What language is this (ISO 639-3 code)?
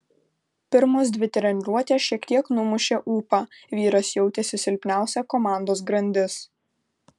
lit